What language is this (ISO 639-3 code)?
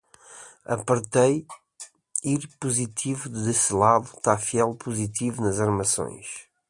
por